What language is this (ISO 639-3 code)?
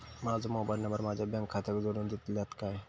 mar